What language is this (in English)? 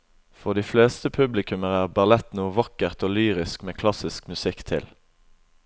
Norwegian